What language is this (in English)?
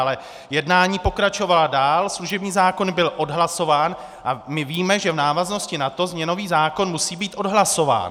Czech